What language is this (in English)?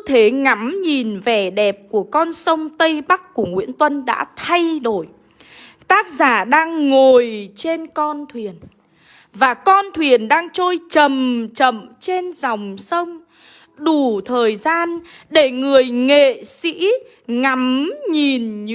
Vietnamese